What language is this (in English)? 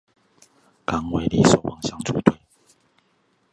Chinese